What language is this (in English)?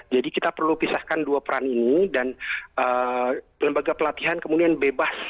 Indonesian